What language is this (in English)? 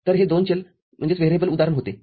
Marathi